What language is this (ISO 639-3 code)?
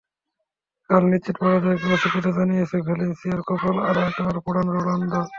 ben